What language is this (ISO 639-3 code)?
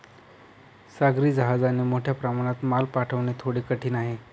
mar